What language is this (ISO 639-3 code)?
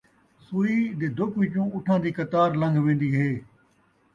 skr